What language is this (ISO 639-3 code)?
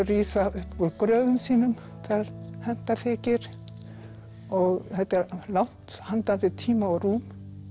isl